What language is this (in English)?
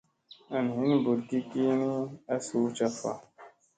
Musey